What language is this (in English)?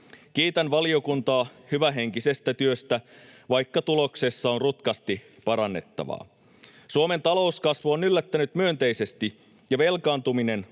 Finnish